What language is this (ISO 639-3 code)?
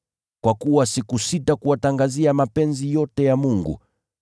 swa